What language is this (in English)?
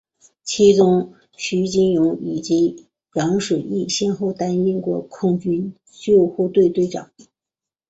Chinese